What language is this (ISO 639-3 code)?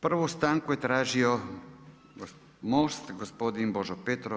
hrv